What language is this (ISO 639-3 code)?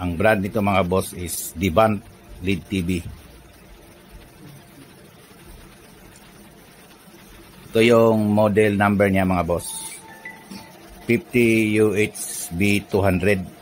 fil